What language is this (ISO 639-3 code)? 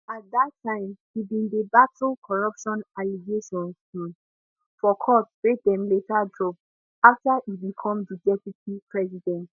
pcm